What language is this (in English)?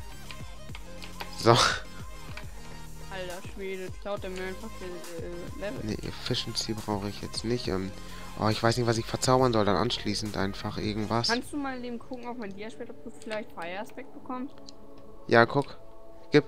German